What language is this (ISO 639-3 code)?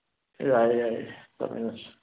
mni